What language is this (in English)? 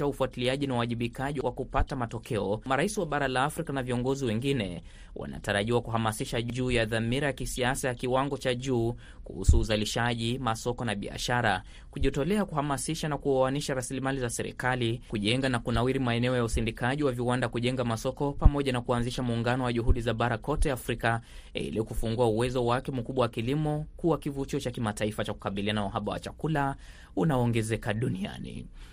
Swahili